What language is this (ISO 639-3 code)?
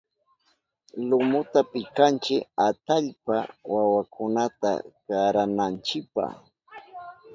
qup